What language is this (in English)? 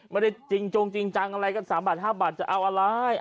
Thai